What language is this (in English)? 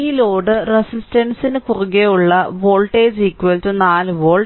Malayalam